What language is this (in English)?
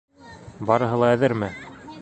Bashkir